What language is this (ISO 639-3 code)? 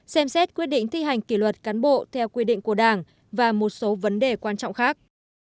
vie